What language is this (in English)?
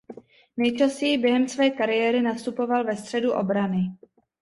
Czech